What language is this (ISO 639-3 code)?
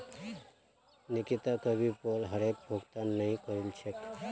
mag